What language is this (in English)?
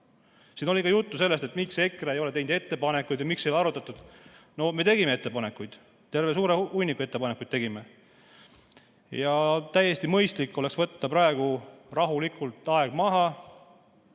Estonian